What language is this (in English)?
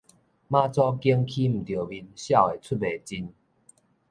Min Nan Chinese